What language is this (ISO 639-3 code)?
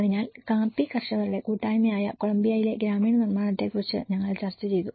mal